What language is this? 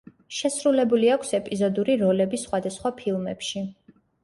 Georgian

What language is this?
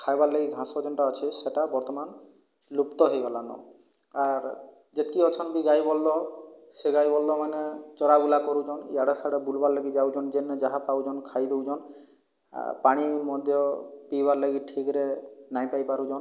Odia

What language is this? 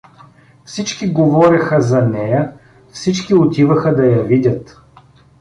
Bulgarian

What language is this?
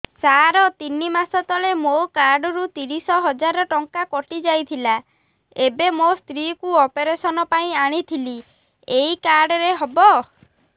Odia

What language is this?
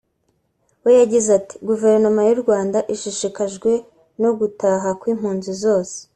Kinyarwanda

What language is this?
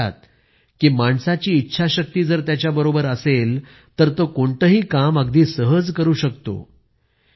Marathi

